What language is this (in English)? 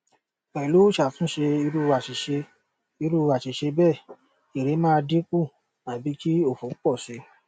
Yoruba